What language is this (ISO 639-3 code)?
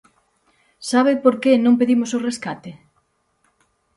glg